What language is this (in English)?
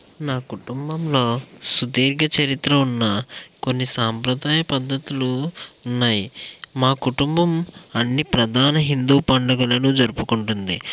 Telugu